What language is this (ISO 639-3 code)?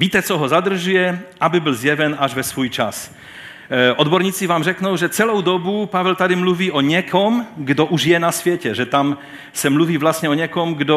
ces